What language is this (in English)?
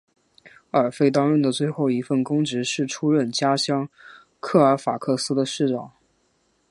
Chinese